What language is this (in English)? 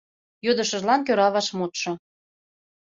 Mari